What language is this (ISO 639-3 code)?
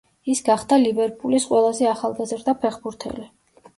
kat